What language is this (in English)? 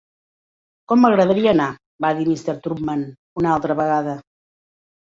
Catalan